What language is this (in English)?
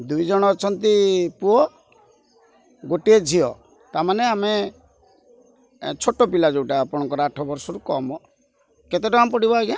Odia